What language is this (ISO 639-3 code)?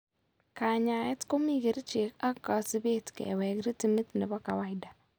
kln